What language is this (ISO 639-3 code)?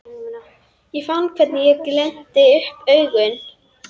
isl